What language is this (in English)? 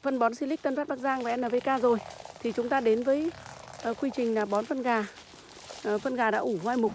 Vietnamese